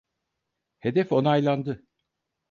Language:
Turkish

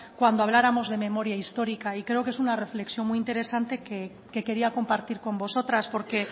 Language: Spanish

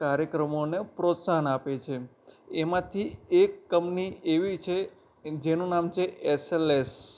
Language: Gujarati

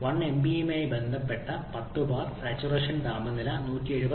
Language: Malayalam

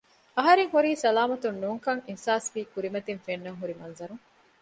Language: Divehi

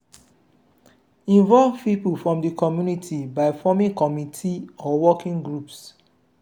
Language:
Nigerian Pidgin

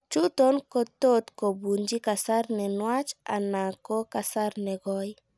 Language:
Kalenjin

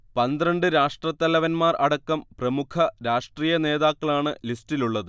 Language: Malayalam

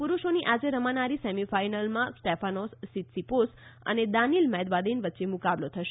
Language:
Gujarati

